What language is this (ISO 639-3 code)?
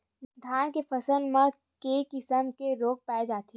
hne